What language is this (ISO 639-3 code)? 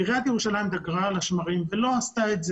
heb